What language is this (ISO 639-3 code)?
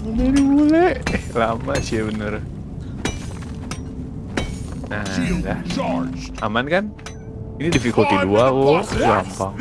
ind